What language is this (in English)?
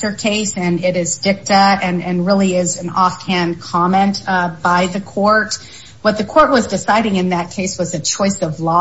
English